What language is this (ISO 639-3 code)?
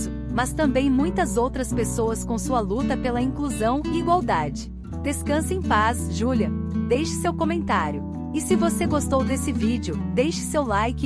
por